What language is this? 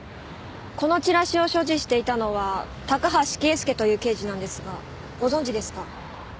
Japanese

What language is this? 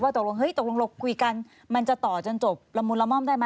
Thai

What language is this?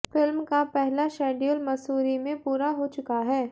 Hindi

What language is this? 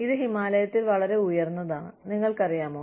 Malayalam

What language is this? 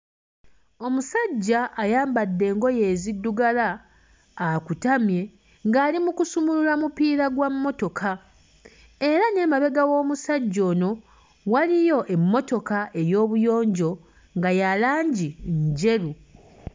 Ganda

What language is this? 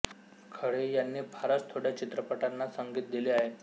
Marathi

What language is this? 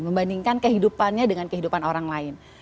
Indonesian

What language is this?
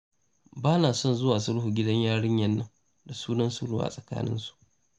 Hausa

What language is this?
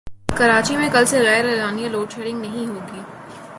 Urdu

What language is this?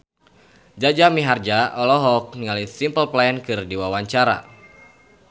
Sundanese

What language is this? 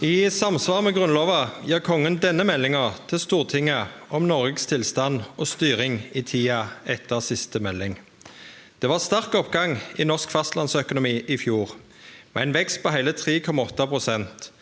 Norwegian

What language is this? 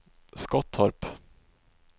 Swedish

